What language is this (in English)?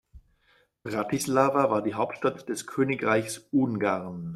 German